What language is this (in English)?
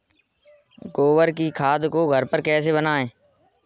Hindi